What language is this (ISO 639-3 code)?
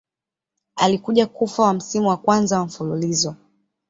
swa